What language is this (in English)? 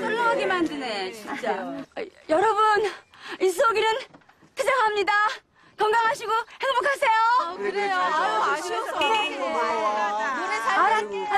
Korean